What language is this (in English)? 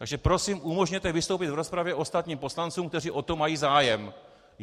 Czech